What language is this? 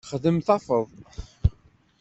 Kabyle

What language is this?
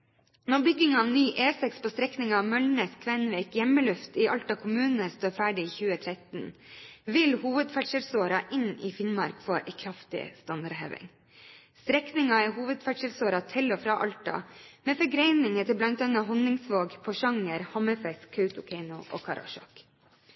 Norwegian Bokmål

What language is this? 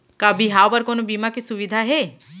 Chhattisgarhi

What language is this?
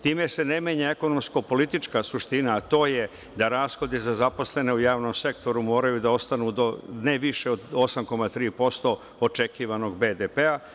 Serbian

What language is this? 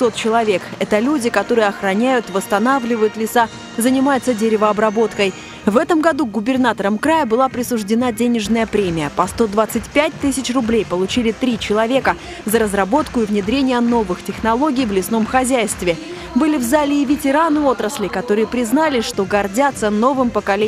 Russian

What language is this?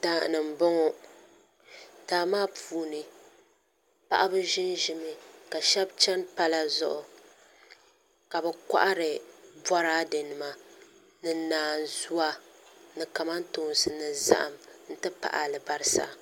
Dagbani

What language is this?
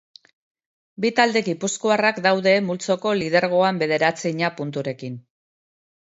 Basque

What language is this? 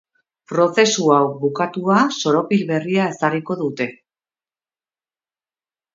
Basque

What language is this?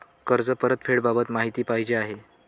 Marathi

